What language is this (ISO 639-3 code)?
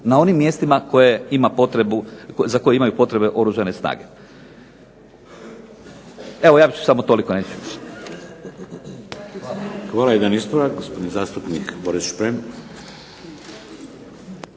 hrv